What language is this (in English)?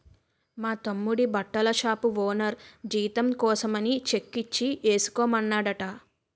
Telugu